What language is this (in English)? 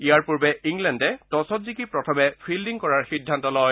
Assamese